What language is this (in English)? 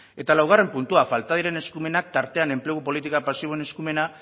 Basque